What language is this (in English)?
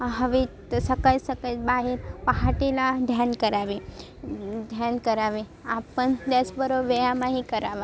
Marathi